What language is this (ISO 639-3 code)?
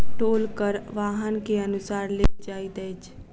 mai